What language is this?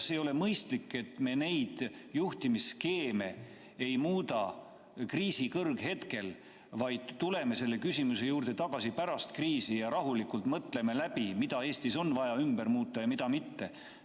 Estonian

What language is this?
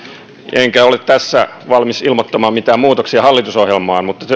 Finnish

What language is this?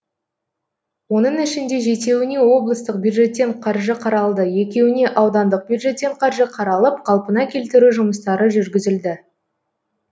Kazakh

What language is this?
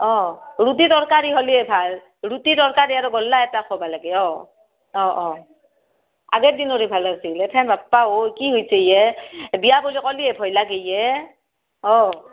Assamese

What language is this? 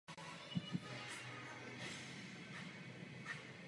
Czech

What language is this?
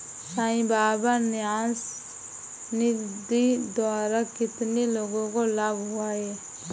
Hindi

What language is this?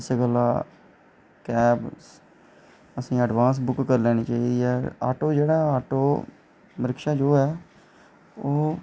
Dogri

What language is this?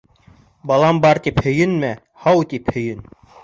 Bashkir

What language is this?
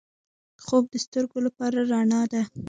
Pashto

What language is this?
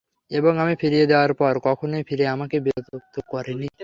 Bangla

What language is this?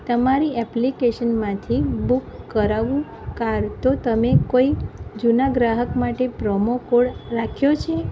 Gujarati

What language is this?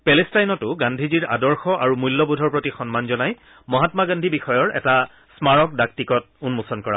Assamese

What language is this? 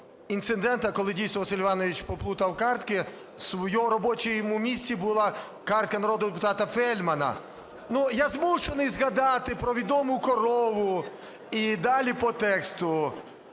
Ukrainian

